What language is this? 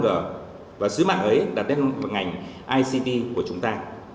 Vietnamese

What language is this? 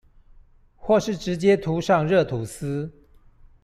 Chinese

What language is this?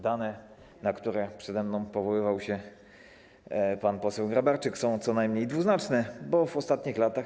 Polish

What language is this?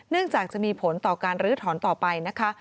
Thai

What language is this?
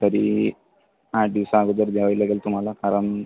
Marathi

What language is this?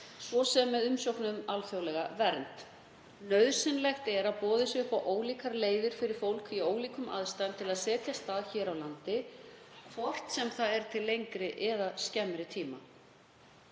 Icelandic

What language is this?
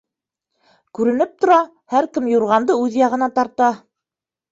Bashkir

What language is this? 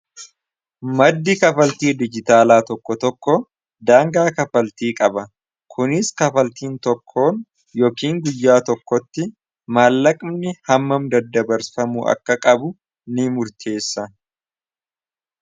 Oromo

